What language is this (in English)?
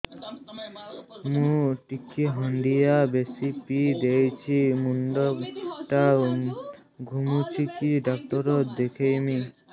Odia